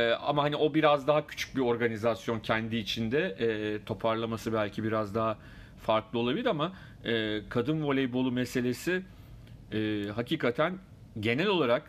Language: Turkish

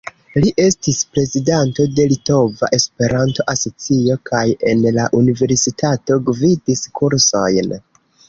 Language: Esperanto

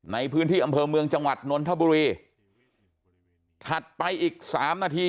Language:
Thai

